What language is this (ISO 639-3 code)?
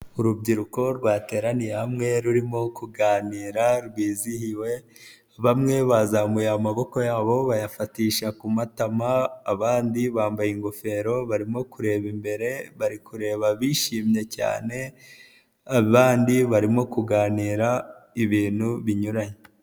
kin